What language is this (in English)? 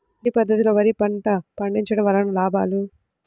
Telugu